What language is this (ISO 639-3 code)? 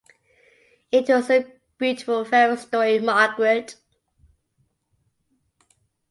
eng